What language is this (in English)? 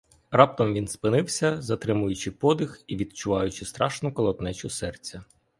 Ukrainian